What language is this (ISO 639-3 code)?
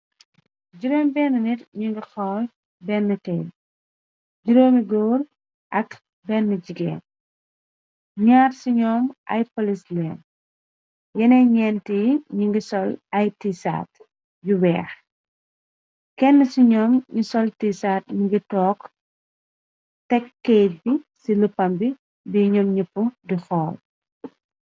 wol